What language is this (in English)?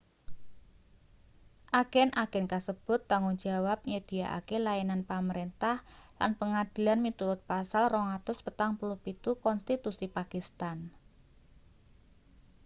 Javanese